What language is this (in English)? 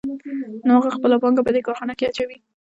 Pashto